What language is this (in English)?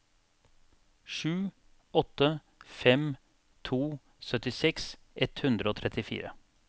Norwegian